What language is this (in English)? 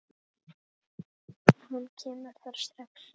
Icelandic